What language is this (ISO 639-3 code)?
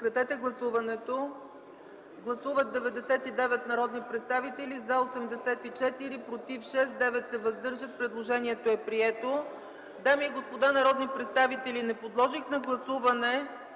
bul